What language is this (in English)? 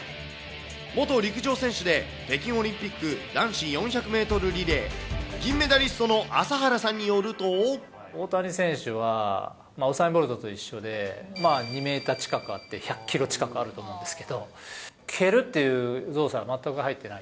Japanese